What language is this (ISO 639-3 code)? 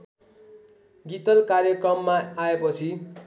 nep